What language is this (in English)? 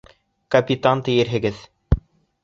Bashkir